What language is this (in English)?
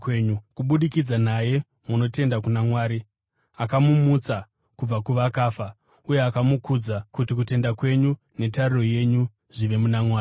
Shona